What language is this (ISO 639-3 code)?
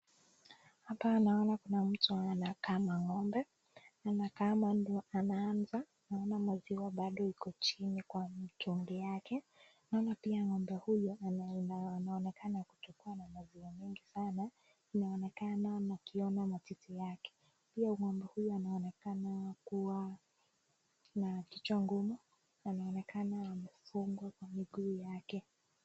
swa